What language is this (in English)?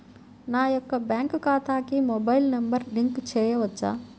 Telugu